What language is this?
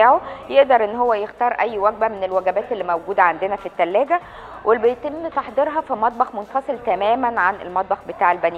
Arabic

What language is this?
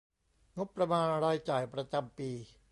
Thai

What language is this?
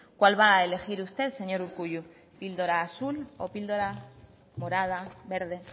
Spanish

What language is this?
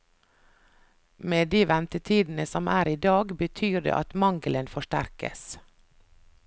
Norwegian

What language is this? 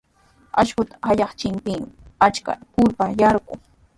Sihuas Ancash Quechua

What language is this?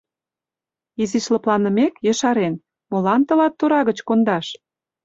Mari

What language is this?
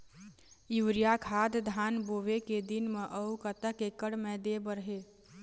Chhattisgarhi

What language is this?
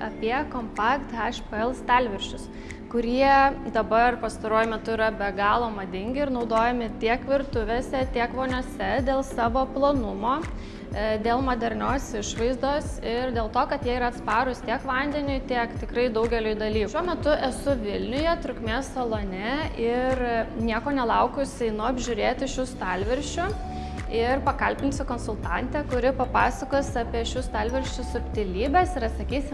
Lithuanian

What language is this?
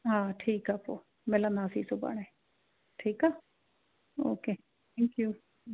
Sindhi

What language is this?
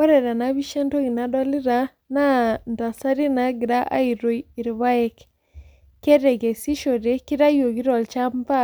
Masai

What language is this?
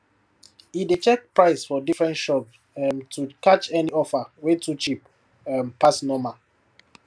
Nigerian Pidgin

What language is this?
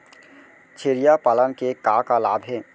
Chhattisgarhi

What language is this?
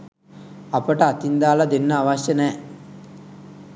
Sinhala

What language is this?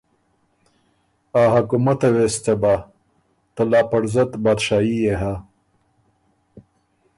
Ormuri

